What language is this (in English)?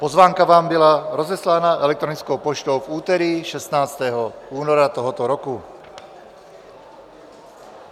Czech